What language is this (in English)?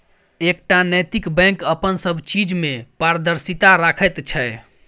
Maithili